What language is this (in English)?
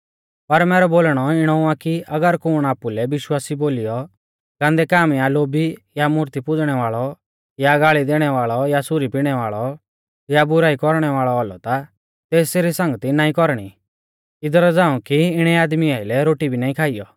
Mahasu Pahari